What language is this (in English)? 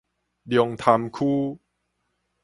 Min Nan Chinese